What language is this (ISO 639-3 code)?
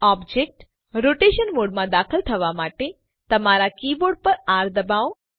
guj